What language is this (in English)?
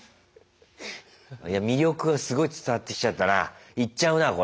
Japanese